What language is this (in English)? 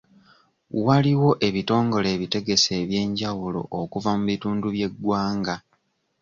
Ganda